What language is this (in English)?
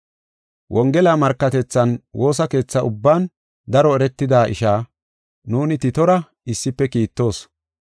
Gofa